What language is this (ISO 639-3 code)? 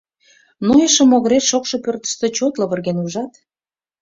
chm